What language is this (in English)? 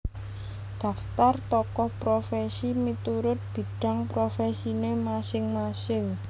Javanese